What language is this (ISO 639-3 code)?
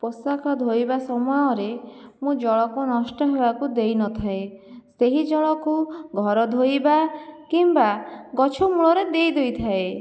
ori